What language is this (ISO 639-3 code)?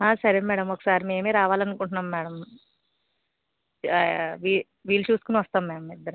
tel